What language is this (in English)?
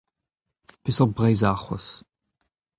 Breton